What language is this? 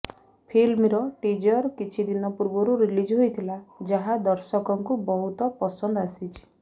Odia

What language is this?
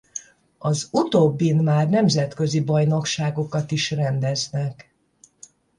Hungarian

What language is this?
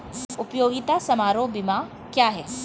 Hindi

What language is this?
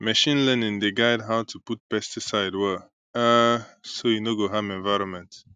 Nigerian Pidgin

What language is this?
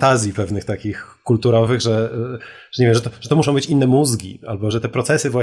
Polish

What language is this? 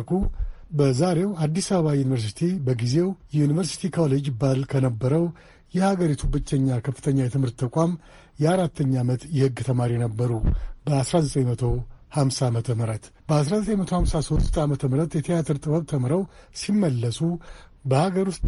Amharic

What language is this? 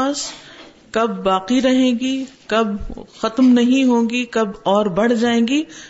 Urdu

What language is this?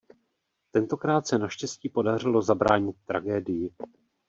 Czech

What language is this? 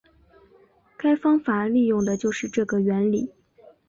Chinese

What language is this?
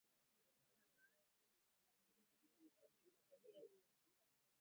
Swahili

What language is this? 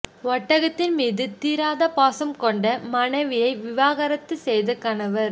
Tamil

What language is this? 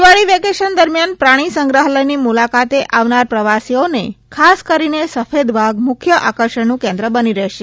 Gujarati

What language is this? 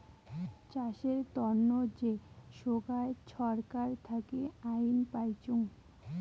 Bangla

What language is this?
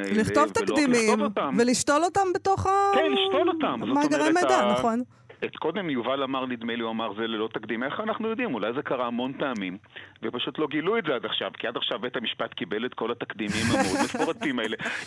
Hebrew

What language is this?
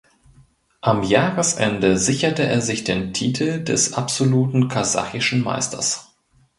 German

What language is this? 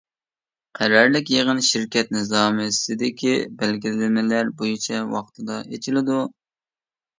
Uyghur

